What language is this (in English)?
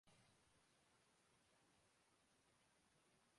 Urdu